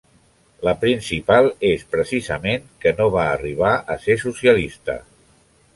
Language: Catalan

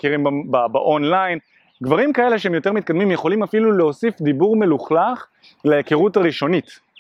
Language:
Hebrew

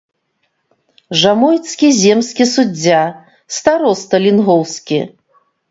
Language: Belarusian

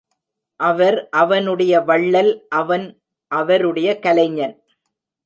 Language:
Tamil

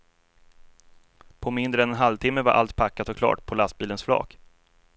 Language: Swedish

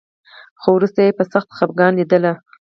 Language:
Pashto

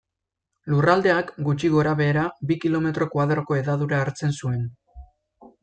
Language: Basque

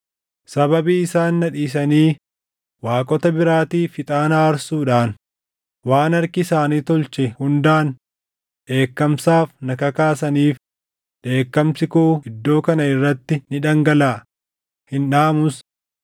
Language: Oromo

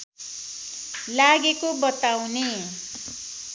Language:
Nepali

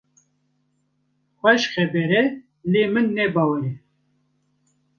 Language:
Kurdish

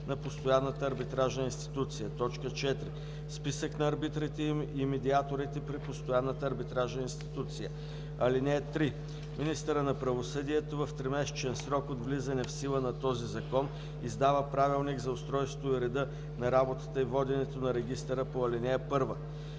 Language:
Bulgarian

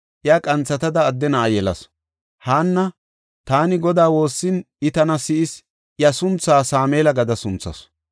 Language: Gofa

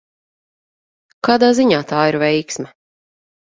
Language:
Latvian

